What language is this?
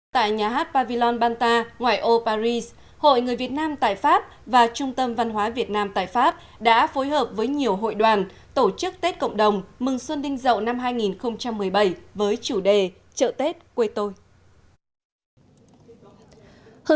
Vietnamese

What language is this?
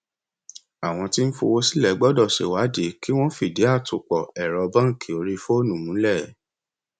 Yoruba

